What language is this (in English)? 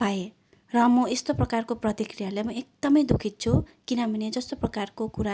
Nepali